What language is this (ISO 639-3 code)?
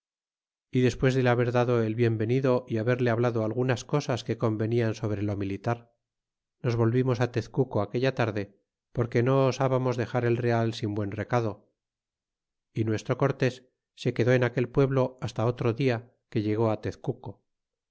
spa